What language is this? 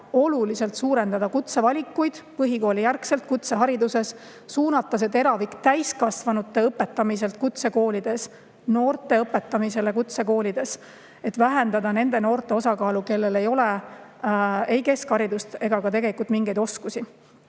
Estonian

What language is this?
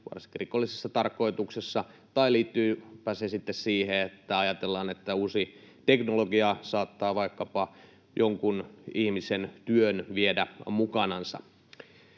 Finnish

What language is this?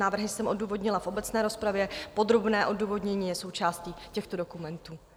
Czech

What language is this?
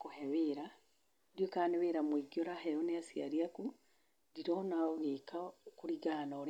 Kikuyu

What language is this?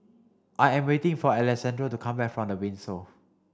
English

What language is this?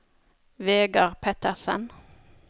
Norwegian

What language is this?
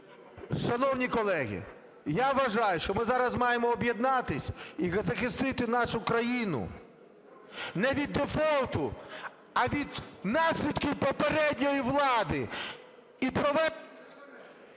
Ukrainian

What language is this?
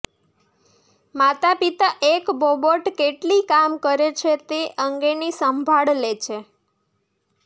Gujarati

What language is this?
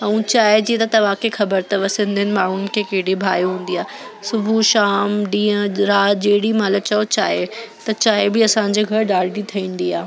Sindhi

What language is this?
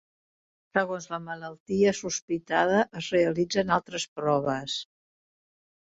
Catalan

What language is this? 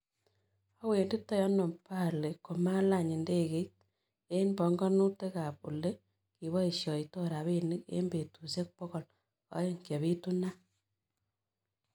Kalenjin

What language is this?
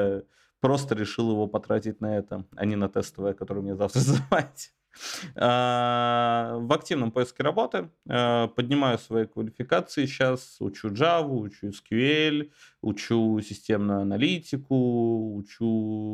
Russian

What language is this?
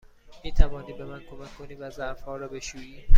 Persian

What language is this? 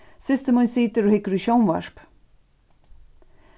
Faroese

